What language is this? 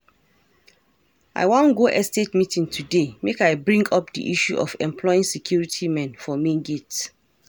Nigerian Pidgin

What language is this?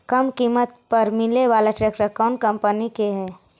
Magahi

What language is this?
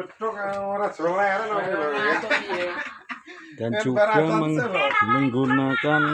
Indonesian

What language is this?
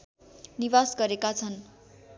Nepali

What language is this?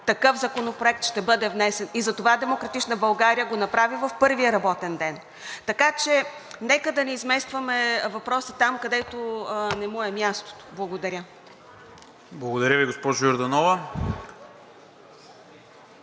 Bulgarian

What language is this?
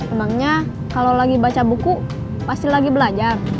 Indonesian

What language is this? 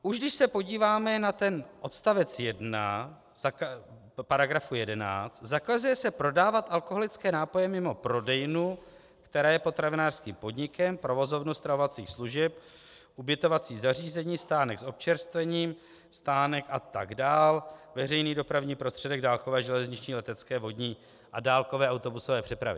Czech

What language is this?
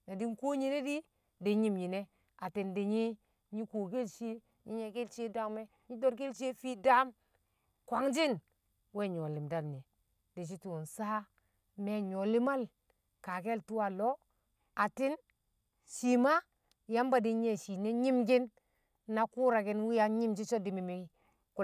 Kamo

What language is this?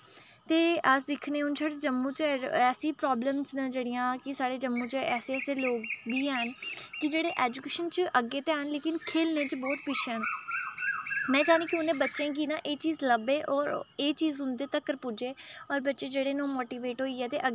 Dogri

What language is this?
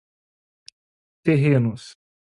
Portuguese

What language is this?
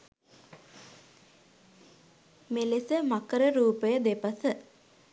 Sinhala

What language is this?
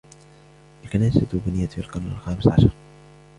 Arabic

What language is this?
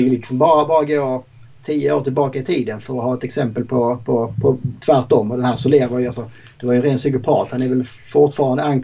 Swedish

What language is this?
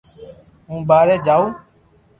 Loarki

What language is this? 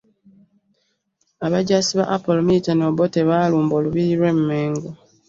Ganda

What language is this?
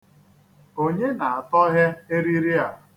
Igbo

